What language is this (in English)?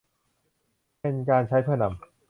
Thai